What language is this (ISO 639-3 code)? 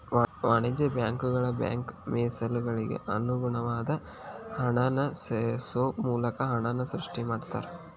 kan